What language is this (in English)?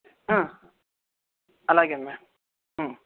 Telugu